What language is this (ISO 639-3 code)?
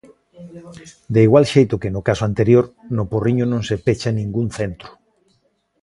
glg